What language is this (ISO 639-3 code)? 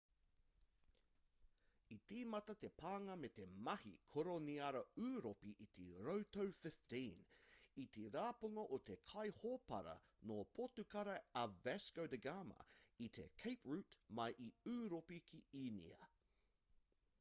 mri